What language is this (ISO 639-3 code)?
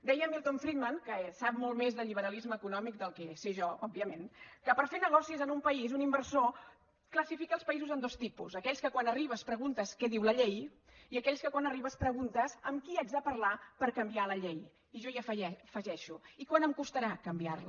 cat